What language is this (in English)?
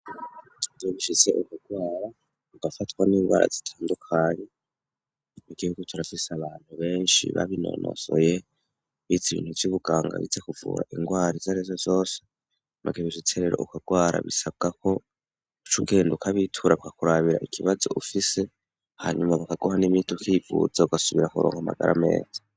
Rundi